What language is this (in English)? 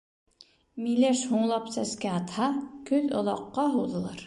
Bashkir